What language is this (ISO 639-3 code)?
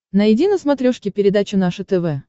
rus